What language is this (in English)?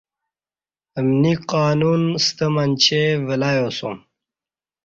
Kati